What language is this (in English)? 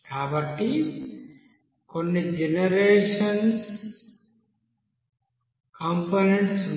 Telugu